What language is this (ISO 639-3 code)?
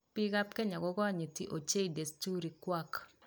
kln